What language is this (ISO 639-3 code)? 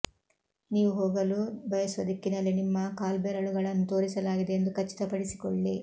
kan